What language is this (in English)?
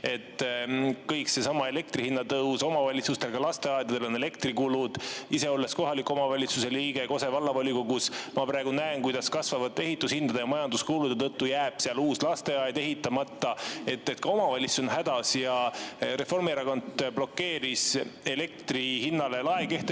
Estonian